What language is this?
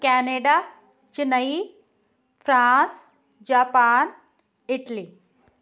Punjabi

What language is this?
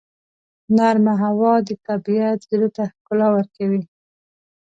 Pashto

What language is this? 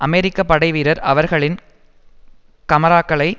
Tamil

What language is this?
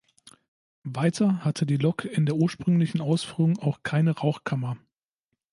German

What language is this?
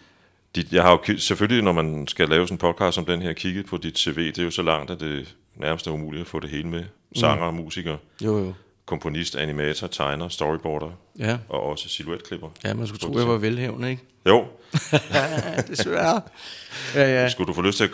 Danish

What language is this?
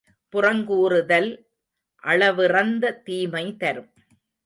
Tamil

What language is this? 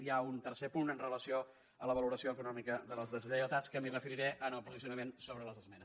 Catalan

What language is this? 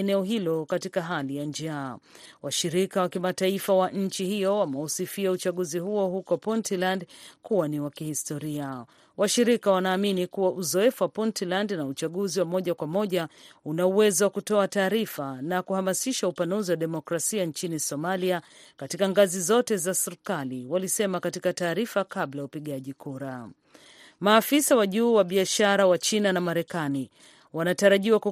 Swahili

